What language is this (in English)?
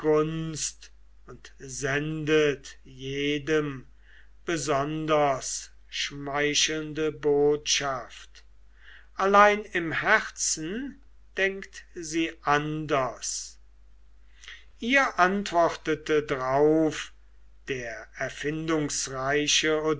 German